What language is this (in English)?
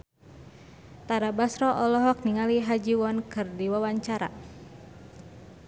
Sundanese